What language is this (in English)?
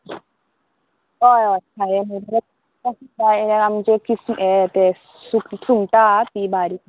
Konkani